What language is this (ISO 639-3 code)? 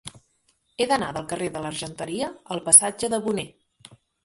cat